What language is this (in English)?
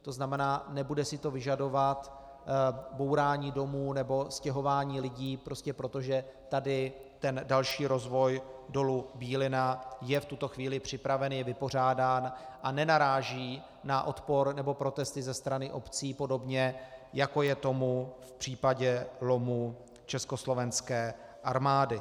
Czech